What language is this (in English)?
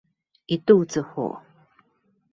Chinese